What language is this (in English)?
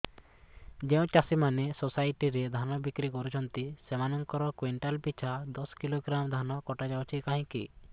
Odia